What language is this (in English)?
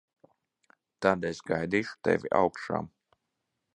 Latvian